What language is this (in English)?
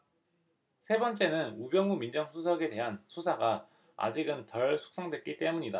Korean